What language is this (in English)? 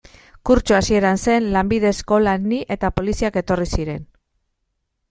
Basque